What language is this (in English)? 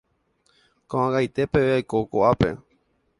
Guarani